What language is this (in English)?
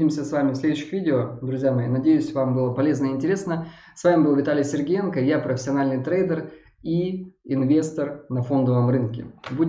Russian